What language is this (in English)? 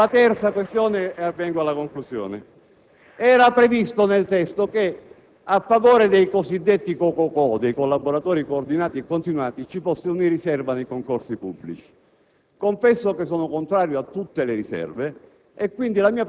Italian